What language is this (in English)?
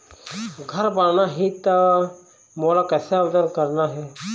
Chhattisgarhi